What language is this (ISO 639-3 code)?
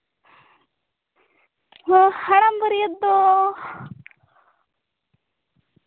sat